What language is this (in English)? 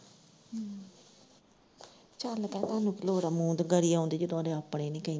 Punjabi